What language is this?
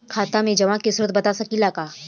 Bhojpuri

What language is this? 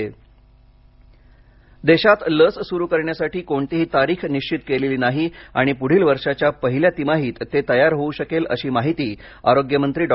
Marathi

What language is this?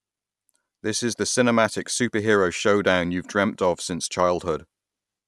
English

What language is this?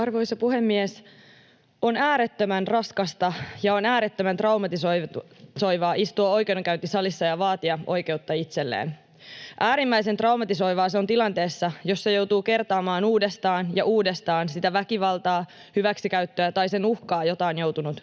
Finnish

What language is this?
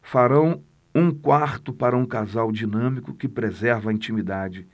Portuguese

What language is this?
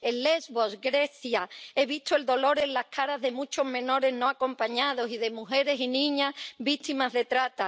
Spanish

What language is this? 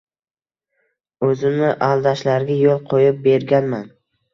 Uzbek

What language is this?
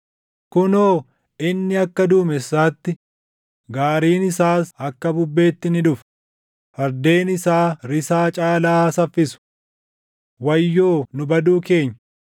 Oromo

